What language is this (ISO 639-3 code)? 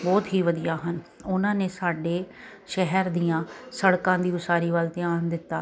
pan